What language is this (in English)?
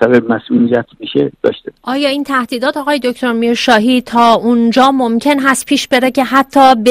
Persian